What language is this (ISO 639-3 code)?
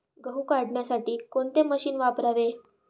mar